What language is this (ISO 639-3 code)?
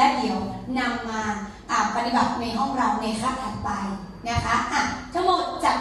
tha